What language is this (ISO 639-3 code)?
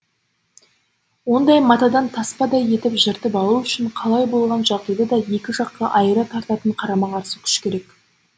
kaz